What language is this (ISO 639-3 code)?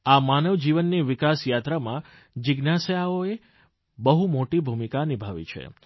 guj